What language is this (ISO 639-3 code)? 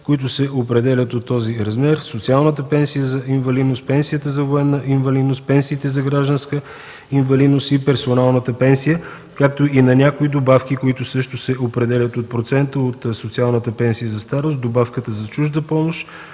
bul